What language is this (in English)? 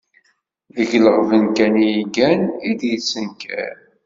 Kabyle